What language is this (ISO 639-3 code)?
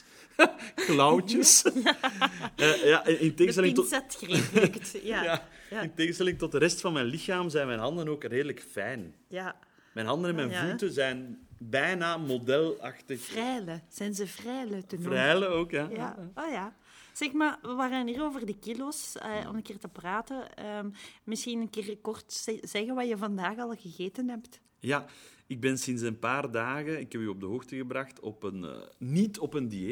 nld